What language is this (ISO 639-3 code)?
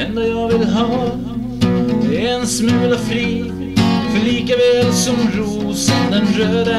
swe